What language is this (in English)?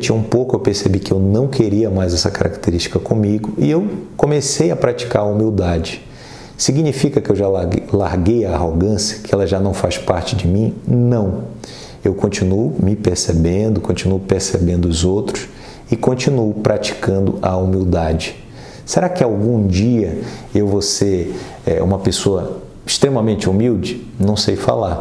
Portuguese